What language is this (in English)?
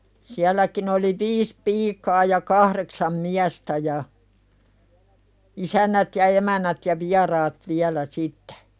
Finnish